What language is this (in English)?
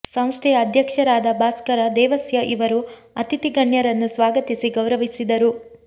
Kannada